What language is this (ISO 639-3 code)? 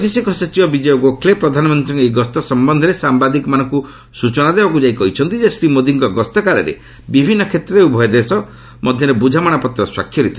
ori